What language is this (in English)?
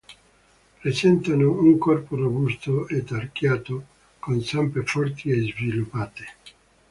Italian